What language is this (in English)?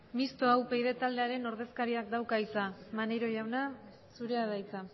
Basque